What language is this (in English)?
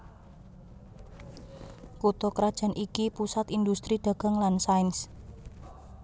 Javanese